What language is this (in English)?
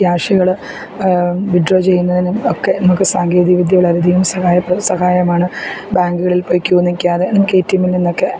Malayalam